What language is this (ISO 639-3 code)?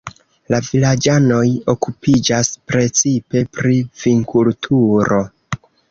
epo